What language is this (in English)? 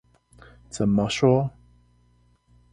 Chinese